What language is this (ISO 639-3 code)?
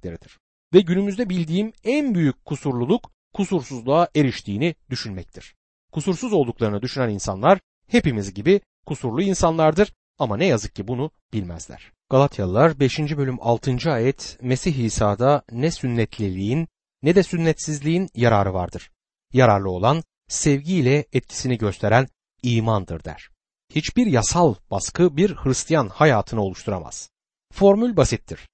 tur